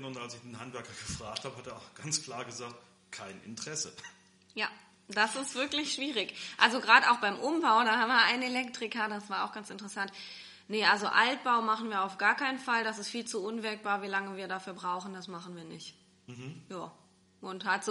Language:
German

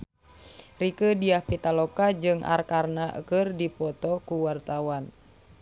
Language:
Sundanese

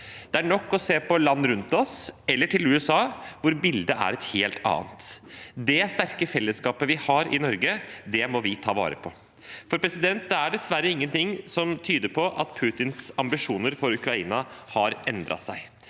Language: Norwegian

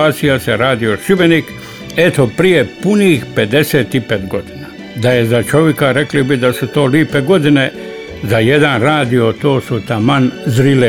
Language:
Croatian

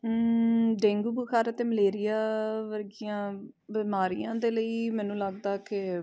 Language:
Punjabi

